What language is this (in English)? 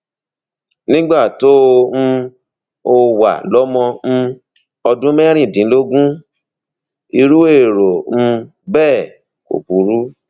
Yoruba